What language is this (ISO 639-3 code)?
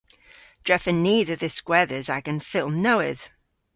cor